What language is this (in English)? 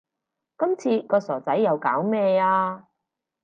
Cantonese